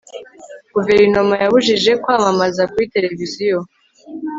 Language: Kinyarwanda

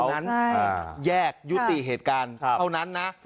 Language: Thai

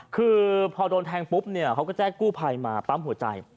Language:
Thai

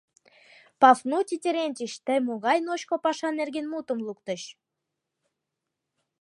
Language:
Mari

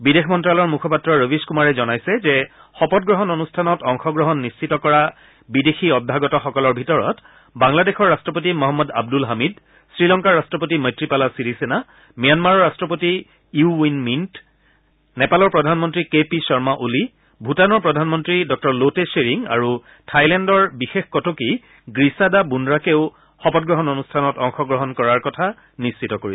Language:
Assamese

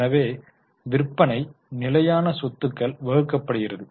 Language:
Tamil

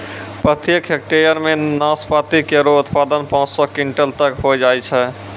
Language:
Maithili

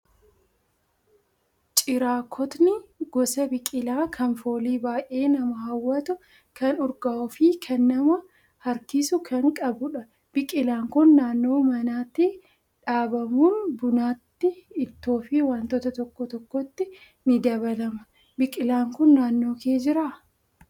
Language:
Oromo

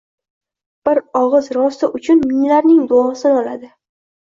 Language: Uzbek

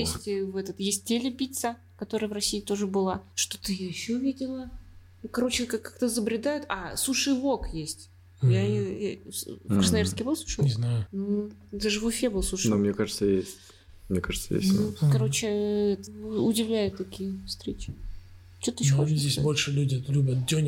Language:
Russian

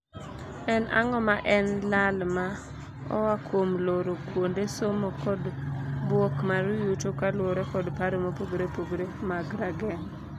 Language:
Luo (Kenya and Tanzania)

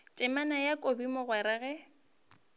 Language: Northern Sotho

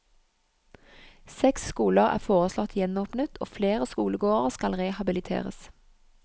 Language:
Norwegian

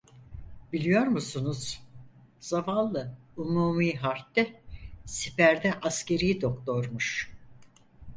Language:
Turkish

